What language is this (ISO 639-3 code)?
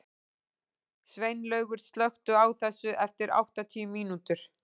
isl